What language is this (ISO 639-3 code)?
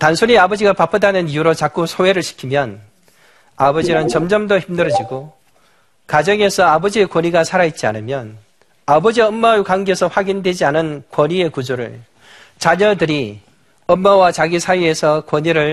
kor